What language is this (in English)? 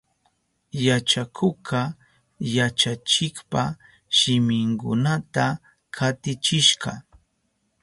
Southern Pastaza Quechua